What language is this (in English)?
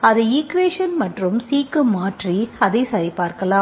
Tamil